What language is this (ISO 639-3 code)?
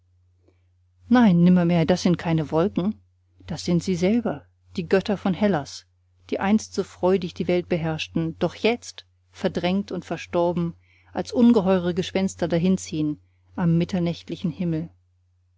deu